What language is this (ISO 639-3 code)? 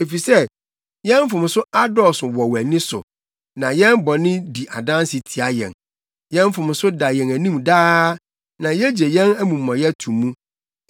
aka